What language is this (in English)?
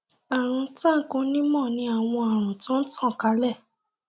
Yoruba